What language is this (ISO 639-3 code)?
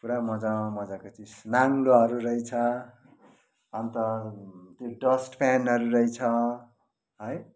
nep